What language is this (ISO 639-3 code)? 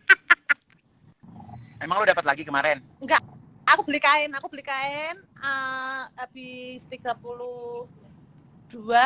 ind